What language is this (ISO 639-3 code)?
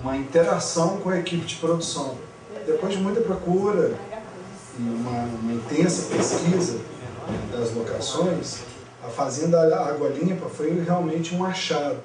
por